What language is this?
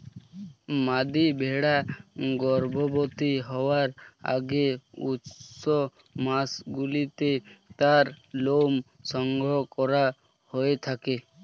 Bangla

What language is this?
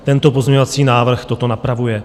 Czech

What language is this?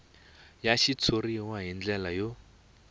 Tsonga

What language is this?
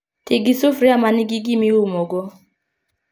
Luo (Kenya and Tanzania)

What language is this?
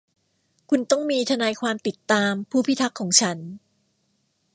Thai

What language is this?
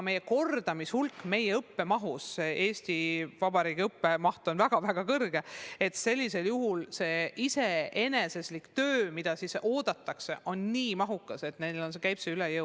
Estonian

